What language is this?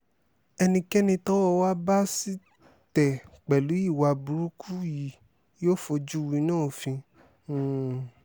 Yoruba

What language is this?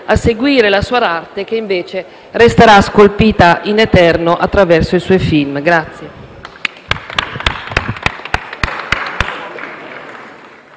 Italian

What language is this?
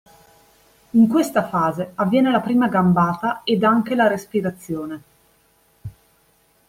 Italian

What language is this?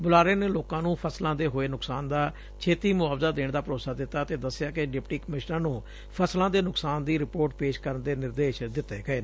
Punjabi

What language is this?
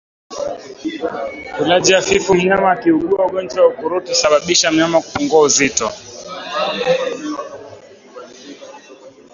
Swahili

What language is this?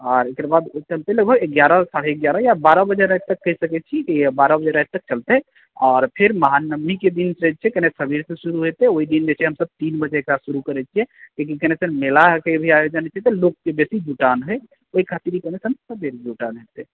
Maithili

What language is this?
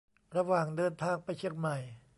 Thai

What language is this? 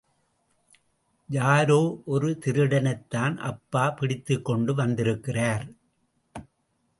Tamil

